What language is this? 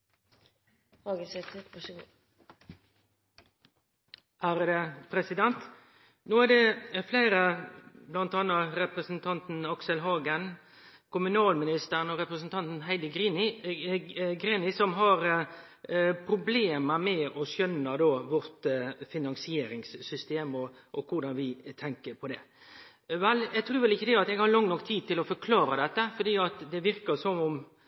Norwegian Nynorsk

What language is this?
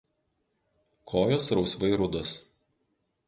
Lithuanian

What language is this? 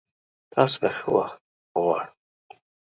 Pashto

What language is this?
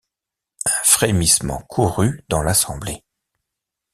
French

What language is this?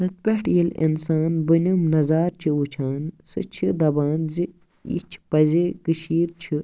Kashmiri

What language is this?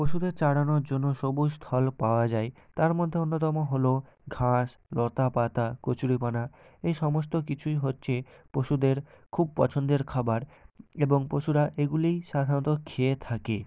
Bangla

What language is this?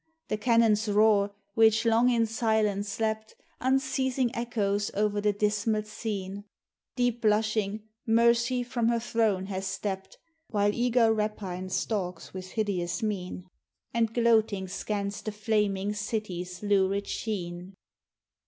English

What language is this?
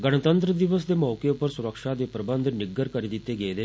Dogri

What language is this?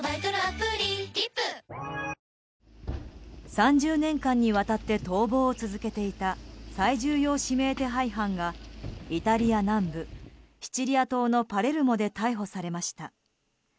Japanese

